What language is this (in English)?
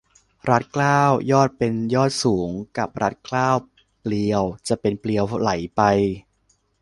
Thai